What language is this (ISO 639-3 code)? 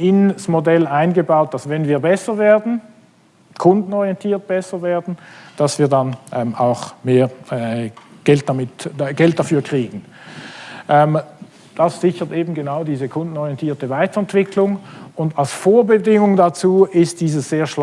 deu